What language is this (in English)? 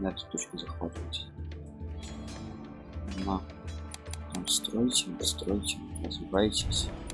Russian